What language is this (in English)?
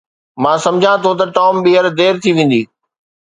Sindhi